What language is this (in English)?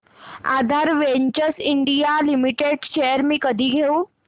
Marathi